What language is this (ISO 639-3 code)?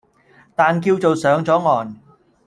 yue